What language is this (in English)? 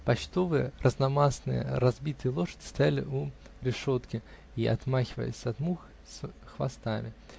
Russian